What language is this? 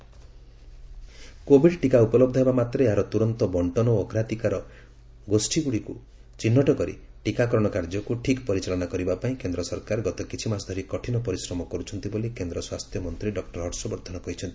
Odia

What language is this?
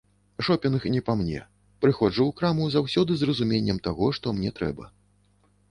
Belarusian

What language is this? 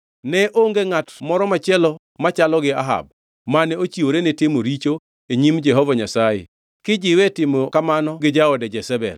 Luo (Kenya and Tanzania)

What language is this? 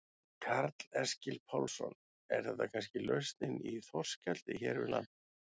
Icelandic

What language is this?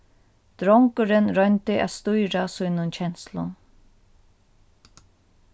Faroese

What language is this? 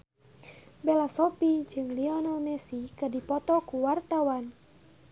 Sundanese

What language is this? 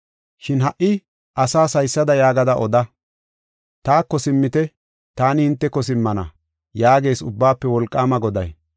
Gofa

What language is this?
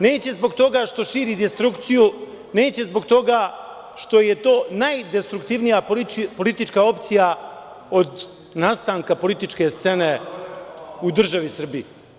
Serbian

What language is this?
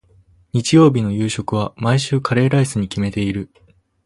Japanese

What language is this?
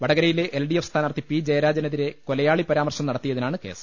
Malayalam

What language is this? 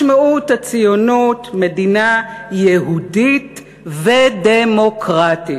Hebrew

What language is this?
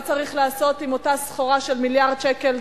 Hebrew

